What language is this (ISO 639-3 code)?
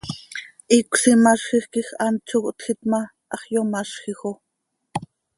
sei